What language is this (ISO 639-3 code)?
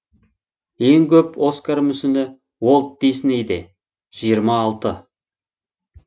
kaz